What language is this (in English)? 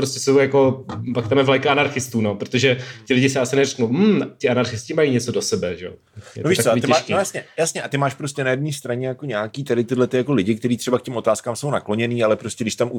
Czech